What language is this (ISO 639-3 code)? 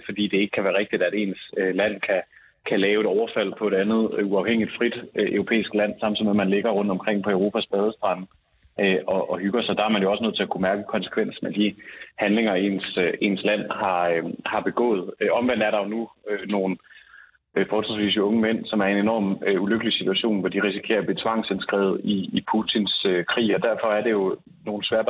dan